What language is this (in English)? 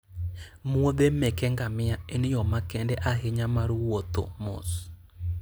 Luo (Kenya and Tanzania)